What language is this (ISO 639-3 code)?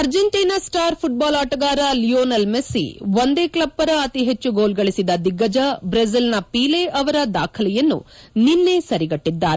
kan